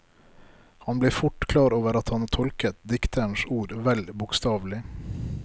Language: Norwegian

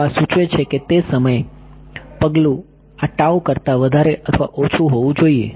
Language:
Gujarati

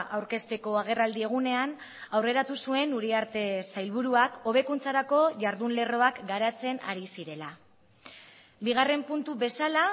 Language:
Basque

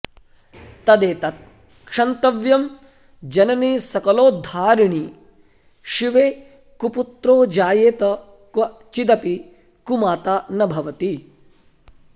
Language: Sanskrit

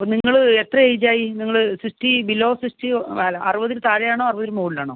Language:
Malayalam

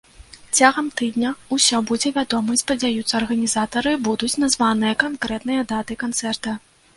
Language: Belarusian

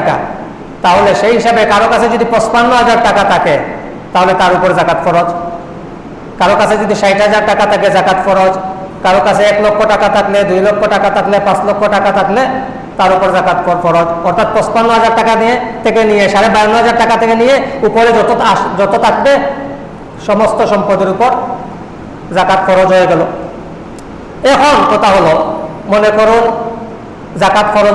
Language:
Indonesian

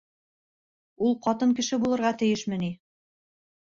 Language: Bashkir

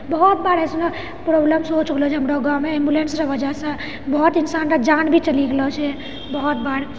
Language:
Maithili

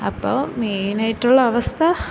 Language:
Malayalam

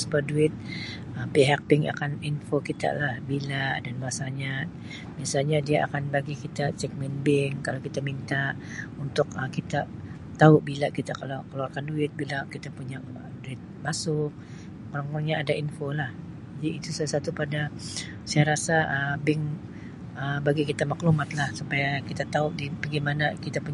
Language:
Sabah Malay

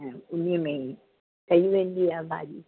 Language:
Sindhi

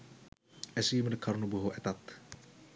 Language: Sinhala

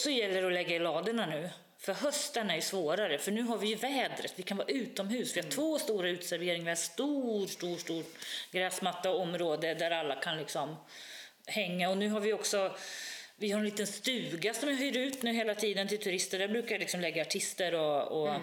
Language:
Swedish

